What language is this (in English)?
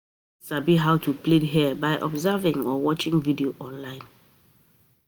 Nigerian Pidgin